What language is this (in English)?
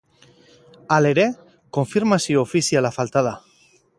Basque